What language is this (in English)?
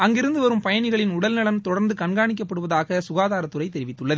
Tamil